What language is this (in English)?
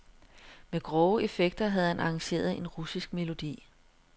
Danish